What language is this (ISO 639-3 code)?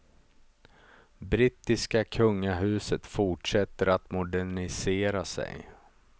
swe